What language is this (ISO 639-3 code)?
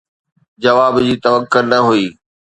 snd